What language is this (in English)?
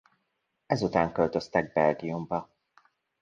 Hungarian